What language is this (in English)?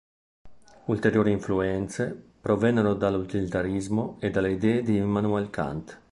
Italian